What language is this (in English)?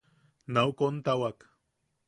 Yaqui